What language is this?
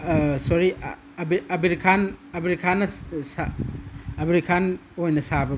Manipuri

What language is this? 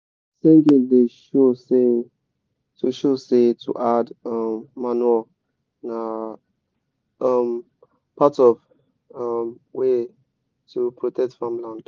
Nigerian Pidgin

